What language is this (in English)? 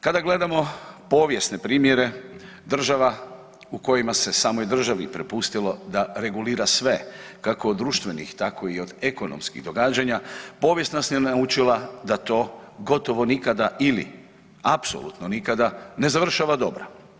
Croatian